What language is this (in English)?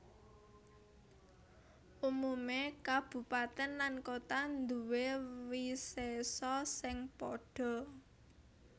Javanese